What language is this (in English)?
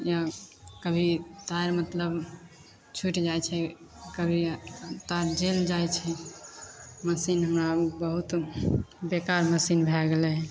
Maithili